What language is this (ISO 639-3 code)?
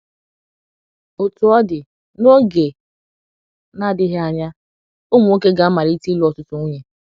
ibo